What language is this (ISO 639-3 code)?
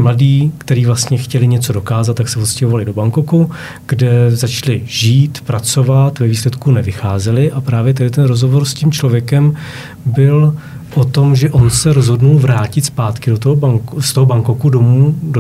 ces